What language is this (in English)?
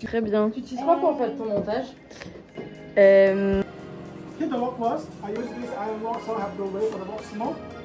French